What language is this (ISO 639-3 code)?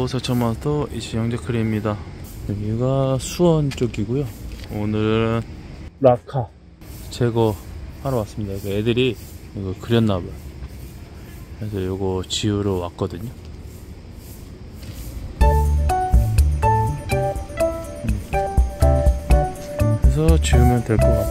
kor